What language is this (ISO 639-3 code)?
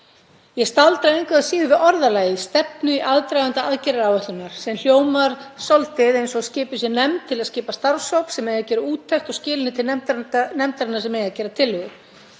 isl